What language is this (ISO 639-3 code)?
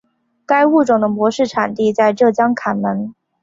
zho